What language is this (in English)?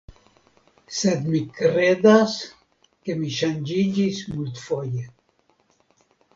Esperanto